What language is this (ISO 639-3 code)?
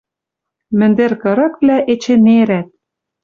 mrj